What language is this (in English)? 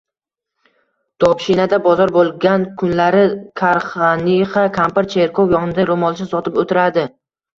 Uzbek